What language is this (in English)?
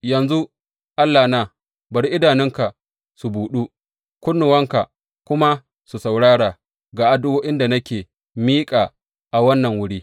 Hausa